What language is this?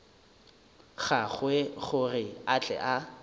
Northern Sotho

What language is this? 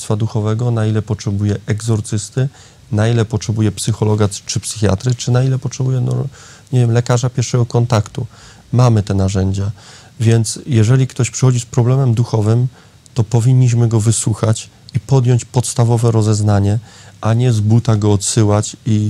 Polish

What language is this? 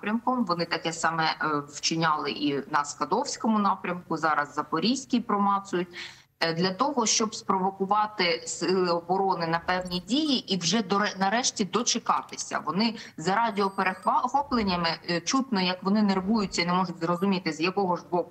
Ukrainian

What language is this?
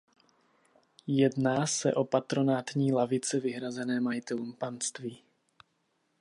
Czech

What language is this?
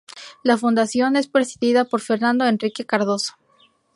Spanish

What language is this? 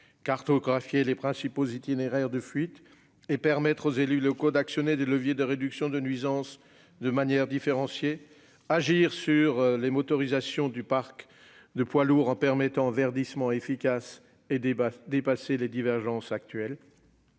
French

